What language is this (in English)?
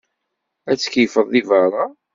Kabyle